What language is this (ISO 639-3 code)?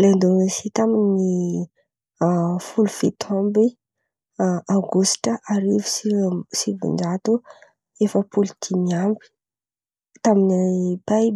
xmv